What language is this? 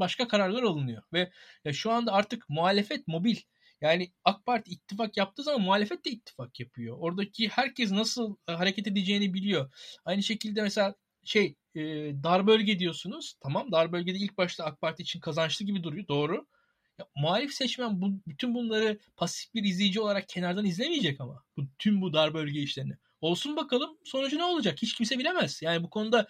Turkish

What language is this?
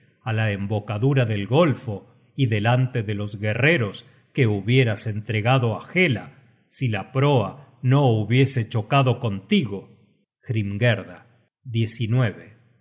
Spanish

